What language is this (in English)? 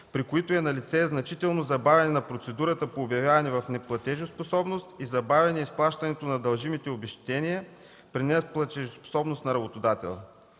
Bulgarian